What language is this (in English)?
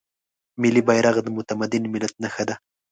Pashto